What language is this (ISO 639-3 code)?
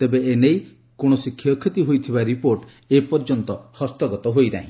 ori